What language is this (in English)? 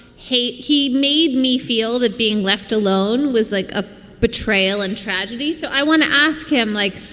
English